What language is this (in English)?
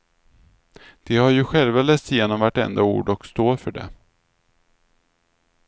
Swedish